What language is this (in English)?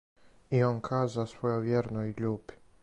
Serbian